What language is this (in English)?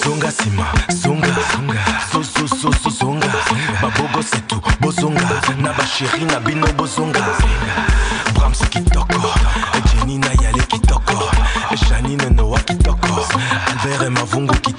Bulgarian